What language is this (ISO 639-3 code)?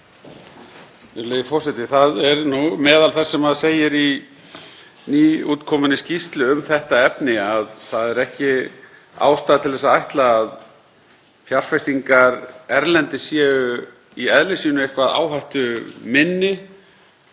isl